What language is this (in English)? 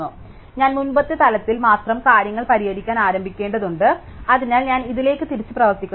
Malayalam